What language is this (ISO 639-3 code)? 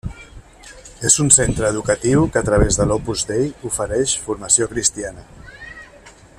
cat